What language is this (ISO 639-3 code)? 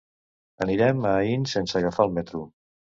cat